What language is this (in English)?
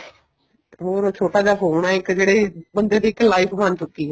Punjabi